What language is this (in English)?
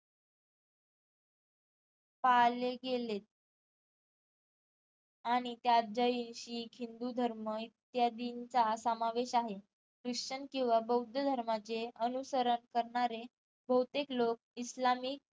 Marathi